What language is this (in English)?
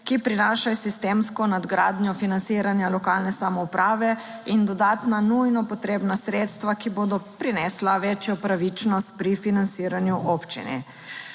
Slovenian